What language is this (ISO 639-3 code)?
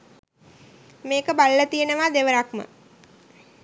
sin